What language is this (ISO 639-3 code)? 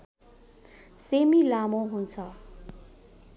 nep